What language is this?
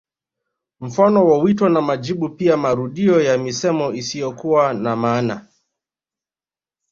Swahili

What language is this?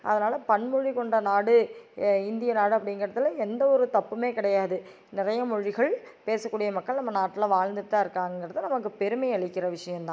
Tamil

